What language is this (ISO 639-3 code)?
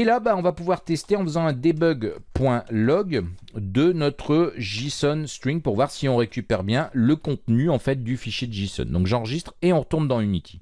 fra